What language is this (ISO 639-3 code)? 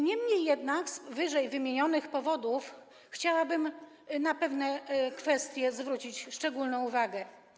pol